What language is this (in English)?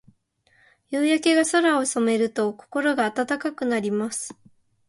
Japanese